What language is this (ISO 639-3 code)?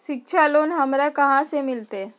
mag